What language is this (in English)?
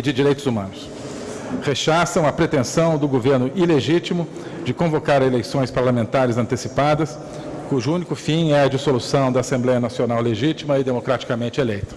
Portuguese